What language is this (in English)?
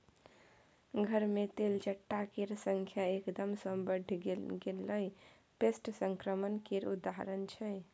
Maithili